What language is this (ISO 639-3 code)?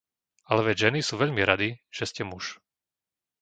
slk